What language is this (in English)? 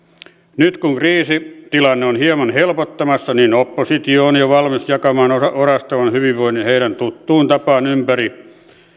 Finnish